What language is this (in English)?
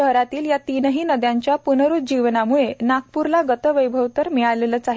Marathi